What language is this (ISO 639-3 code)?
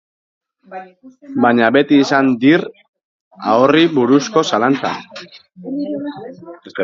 eus